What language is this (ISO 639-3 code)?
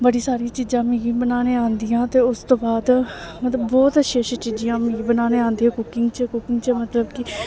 doi